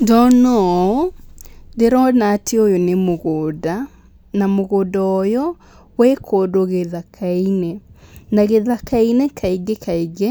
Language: Kikuyu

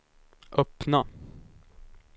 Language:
Swedish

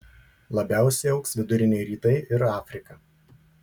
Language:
Lithuanian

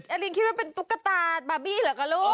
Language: Thai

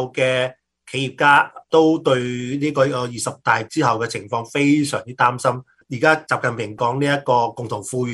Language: Chinese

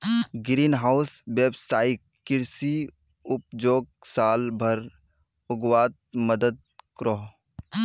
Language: Magahi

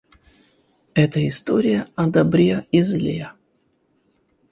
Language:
Russian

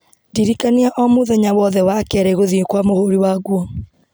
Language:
Kikuyu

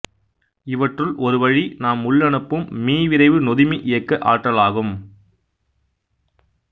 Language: Tamil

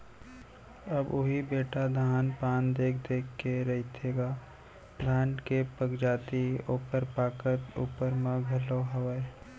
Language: Chhattisgarhi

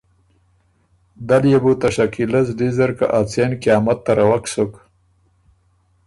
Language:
Ormuri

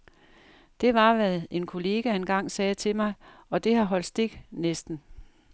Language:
Danish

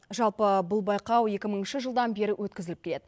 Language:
Kazakh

